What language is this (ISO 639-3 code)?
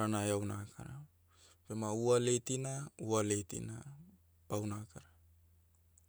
meu